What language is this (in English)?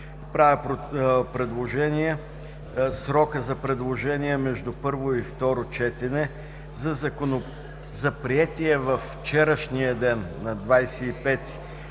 Bulgarian